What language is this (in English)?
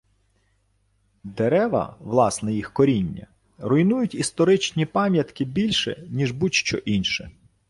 Ukrainian